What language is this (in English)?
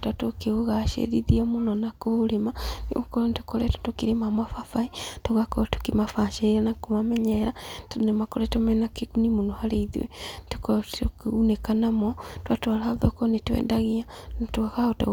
Kikuyu